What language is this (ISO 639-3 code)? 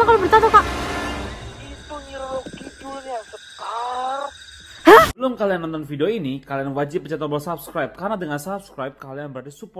ind